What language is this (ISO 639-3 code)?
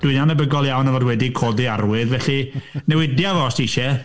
cym